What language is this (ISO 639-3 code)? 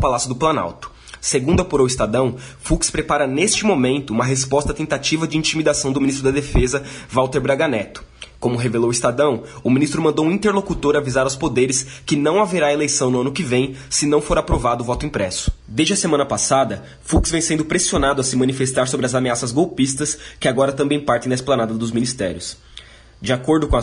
por